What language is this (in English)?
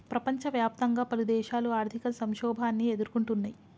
Telugu